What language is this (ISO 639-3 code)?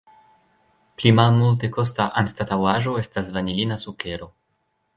epo